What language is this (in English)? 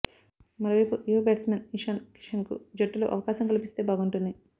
Telugu